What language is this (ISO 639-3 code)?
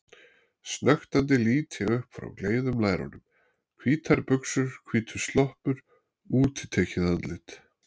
isl